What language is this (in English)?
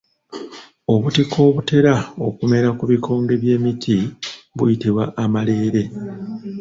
Ganda